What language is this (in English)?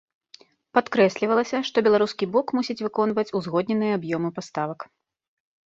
Belarusian